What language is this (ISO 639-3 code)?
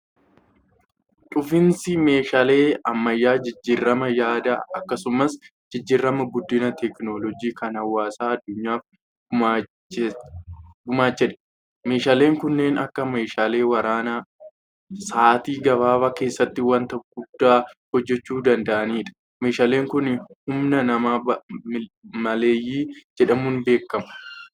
orm